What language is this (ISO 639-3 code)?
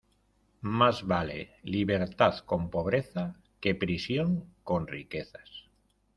spa